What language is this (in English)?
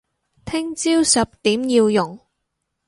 Cantonese